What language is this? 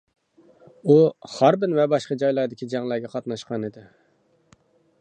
Uyghur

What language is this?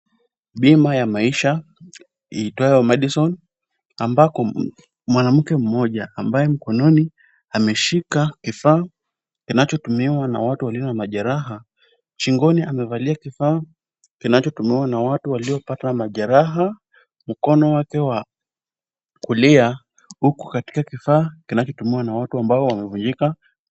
Swahili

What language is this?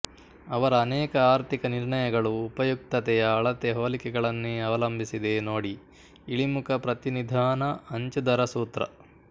Kannada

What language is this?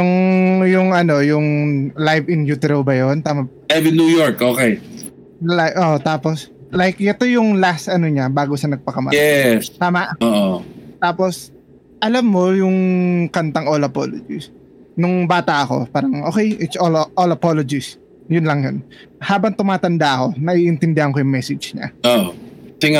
Filipino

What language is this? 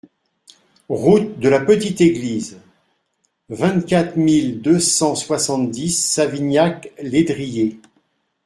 French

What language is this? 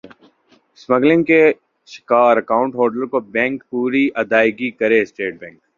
Urdu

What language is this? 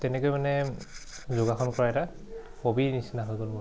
Assamese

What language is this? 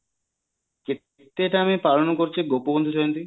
Odia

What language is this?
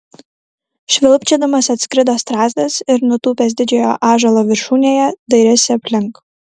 Lithuanian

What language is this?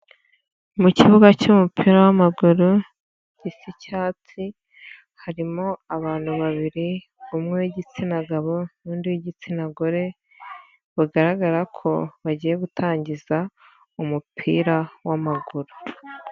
Kinyarwanda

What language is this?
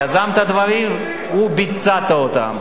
Hebrew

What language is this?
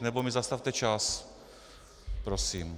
Czech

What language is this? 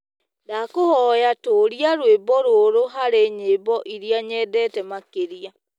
Kikuyu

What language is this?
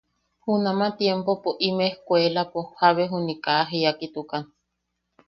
Yaqui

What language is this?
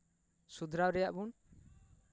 Santali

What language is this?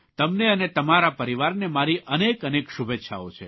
Gujarati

